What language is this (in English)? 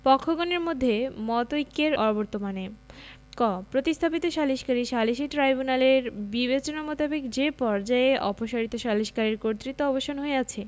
Bangla